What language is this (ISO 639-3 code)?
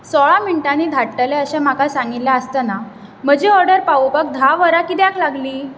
kok